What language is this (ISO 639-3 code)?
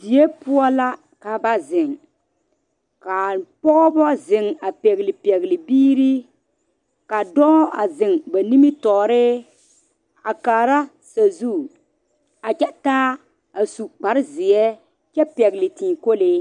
dga